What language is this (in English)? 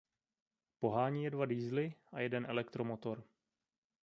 Czech